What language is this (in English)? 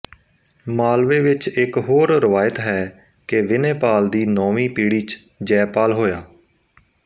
Punjabi